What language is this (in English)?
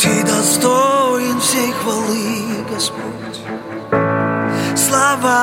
Ukrainian